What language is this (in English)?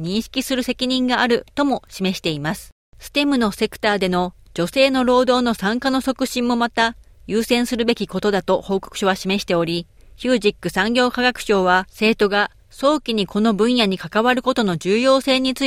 Japanese